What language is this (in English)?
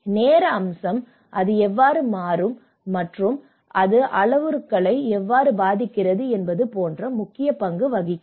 Tamil